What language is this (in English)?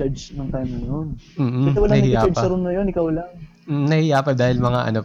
Filipino